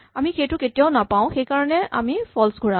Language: Assamese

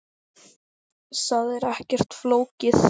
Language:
Icelandic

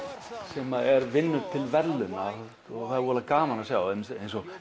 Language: Icelandic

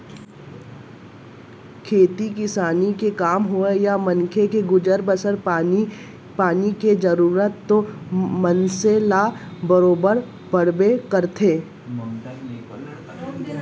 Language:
Chhattisgarhi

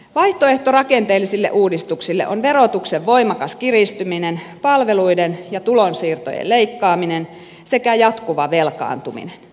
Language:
Finnish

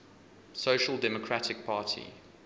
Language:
English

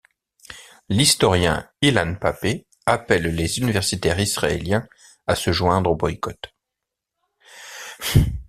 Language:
French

